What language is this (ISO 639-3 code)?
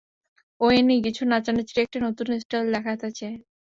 ben